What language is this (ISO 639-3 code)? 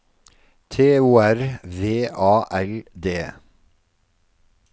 nor